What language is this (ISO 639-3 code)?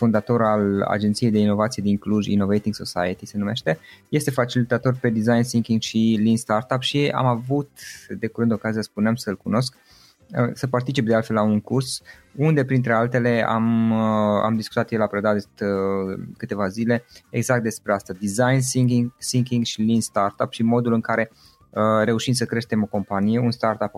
ron